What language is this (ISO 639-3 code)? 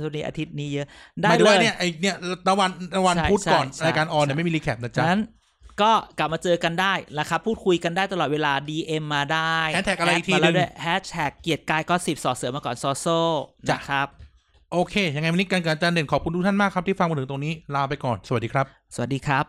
tha